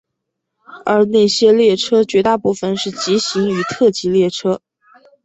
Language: Chinese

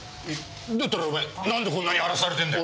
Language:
Japanese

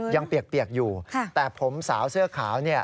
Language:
Thai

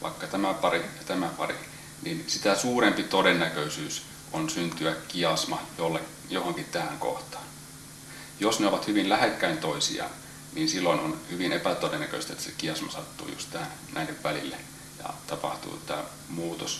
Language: Finnish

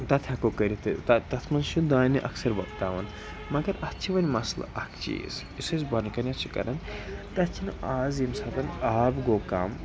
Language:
Kashmiri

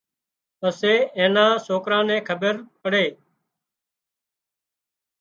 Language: Wadiyara Koli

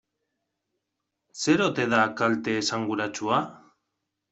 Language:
Basque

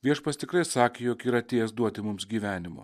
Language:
Lithuanian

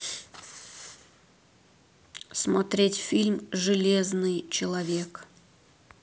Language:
Russian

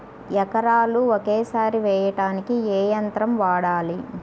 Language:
Telugu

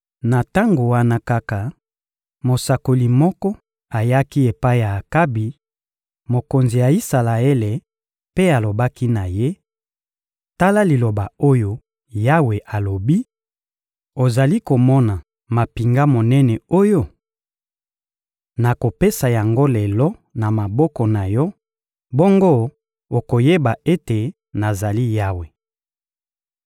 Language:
Lingala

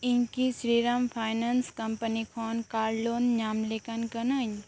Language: Santali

